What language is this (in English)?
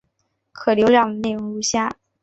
Chinese